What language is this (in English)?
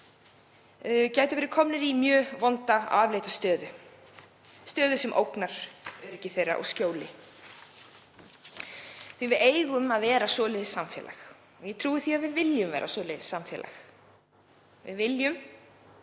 Icelandic